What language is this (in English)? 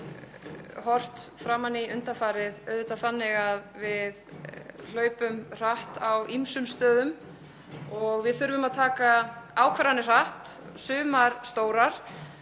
Icelandic